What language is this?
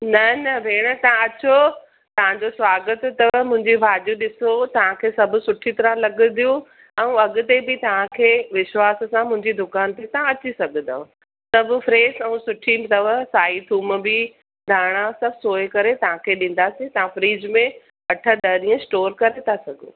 Sindhi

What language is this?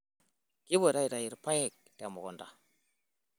Masai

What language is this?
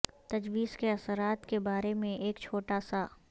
Urdu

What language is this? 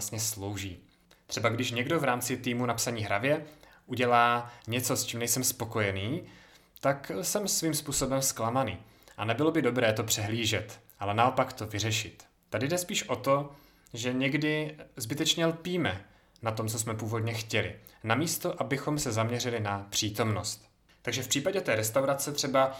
Czech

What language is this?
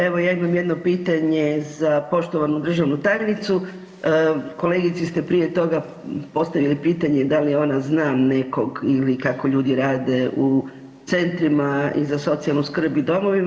Croatian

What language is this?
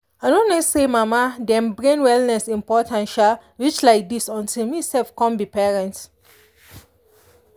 Nigerian Pidgin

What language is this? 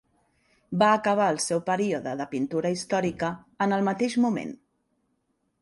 Catalan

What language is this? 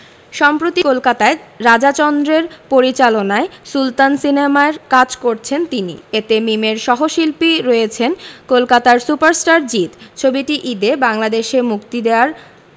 Bangla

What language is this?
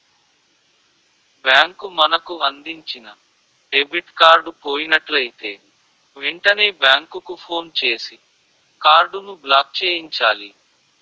Telugu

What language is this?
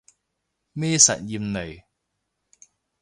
Cantonese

